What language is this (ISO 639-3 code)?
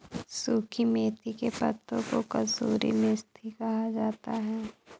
hin